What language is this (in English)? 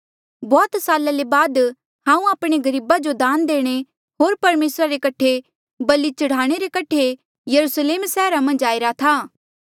Mandeali